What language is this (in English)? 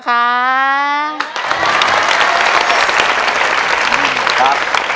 Thai